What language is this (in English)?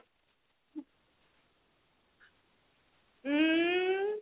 Odia